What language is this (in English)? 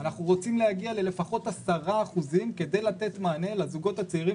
Hebrew